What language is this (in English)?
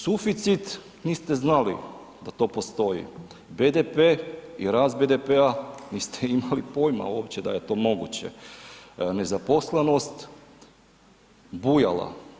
Croatian